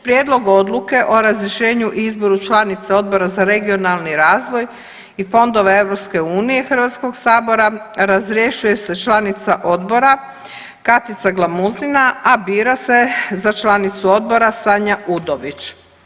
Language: Croatian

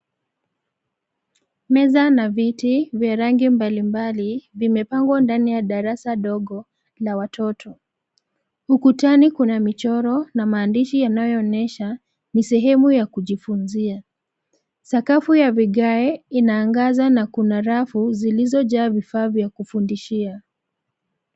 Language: Swahili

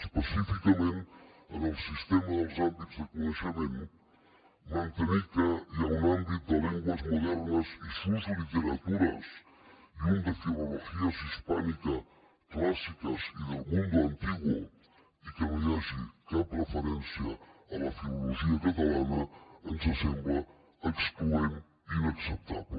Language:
Catalan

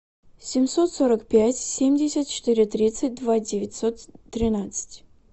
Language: Russian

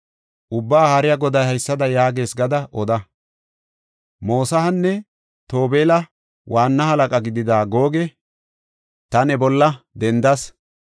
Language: Gofa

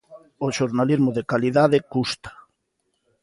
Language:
Galician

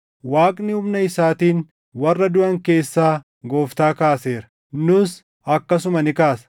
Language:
Oromo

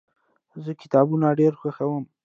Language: Pashto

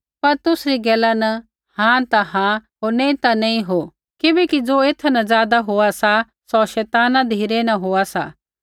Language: Kullu Pahari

